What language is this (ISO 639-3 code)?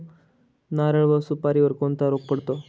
mar